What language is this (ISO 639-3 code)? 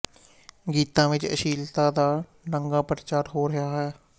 pan